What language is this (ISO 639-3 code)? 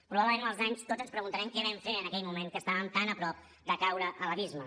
cat